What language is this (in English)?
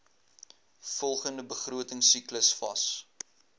Afrikaans